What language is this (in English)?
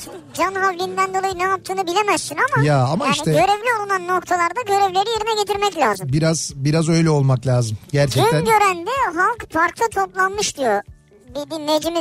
Turkish